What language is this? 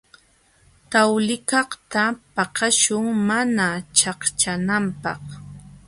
Jauja Wanca Quechua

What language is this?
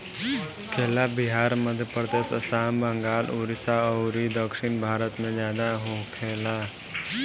Bhojpuri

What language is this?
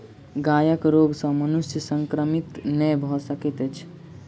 Maithili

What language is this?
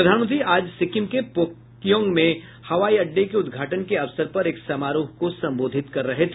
Hindi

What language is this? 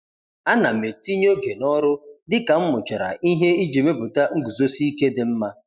Igbo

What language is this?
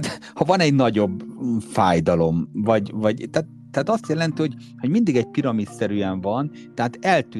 Hungarian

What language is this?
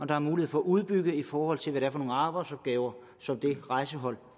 Danish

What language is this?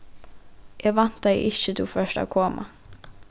Faroese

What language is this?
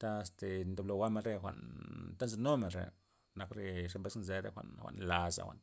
Loxicha Zapotec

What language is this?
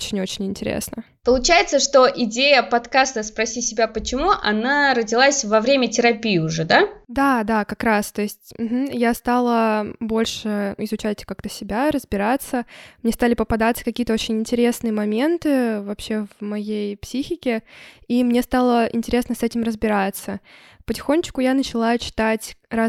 Russian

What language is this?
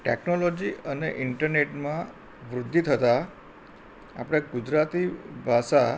Gujarati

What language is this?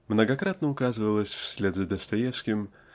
Russian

